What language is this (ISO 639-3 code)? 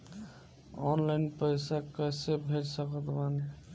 bho